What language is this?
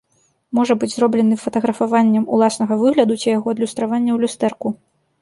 Belarusian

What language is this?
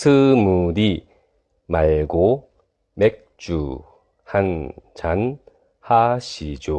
Korean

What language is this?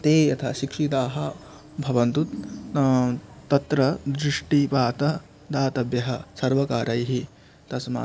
Sanskrit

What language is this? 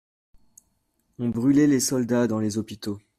French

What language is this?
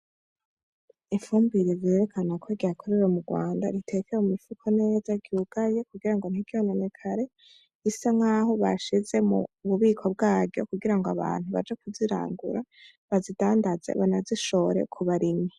Rundi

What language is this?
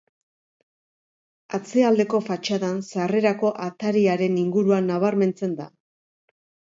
Basque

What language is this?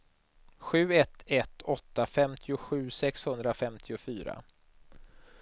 Swedish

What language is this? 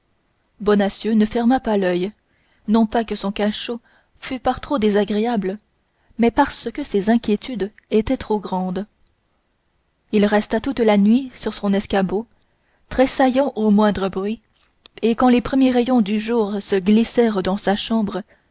French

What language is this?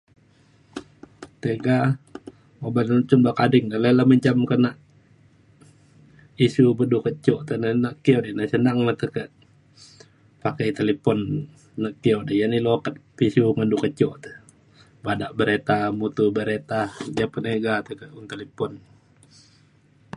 Mainstream Kenyah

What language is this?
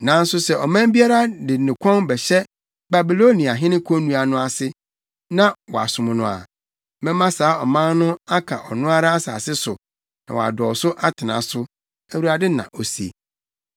Akan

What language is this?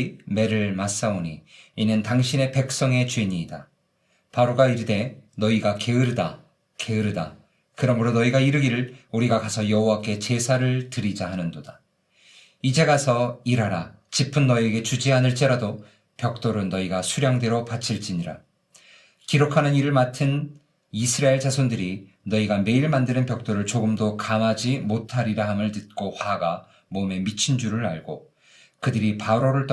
Korean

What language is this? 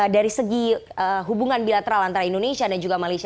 Indonesian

